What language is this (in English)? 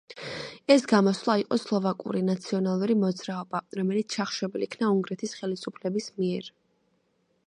Georgian